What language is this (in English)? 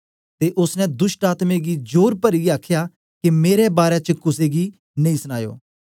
Dogri